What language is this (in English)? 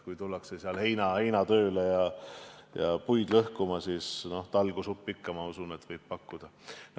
Estonian